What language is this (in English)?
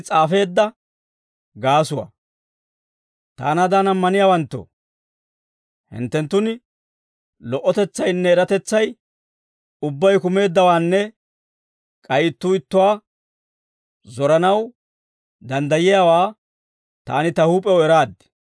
Dawro